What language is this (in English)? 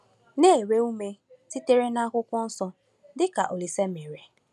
Igbo